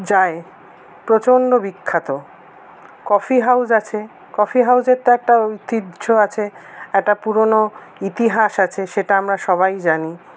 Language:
Bangla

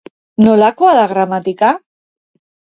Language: Basque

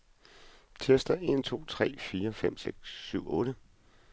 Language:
Danish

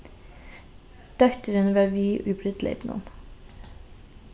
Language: Faroese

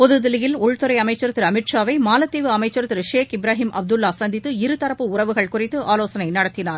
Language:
Tamil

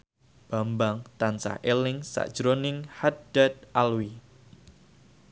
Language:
Javanese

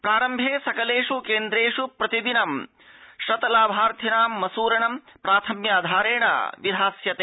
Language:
Sanskrit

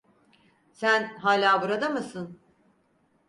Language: Turkish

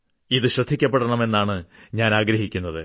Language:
Malayalam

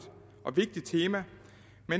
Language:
Danish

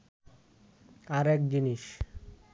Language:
Bangla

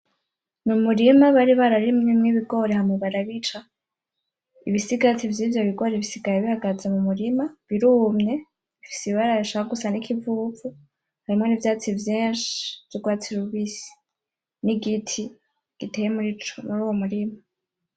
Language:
Rundi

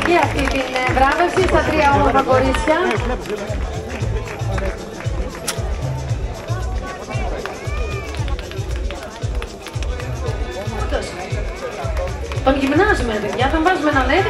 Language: Greek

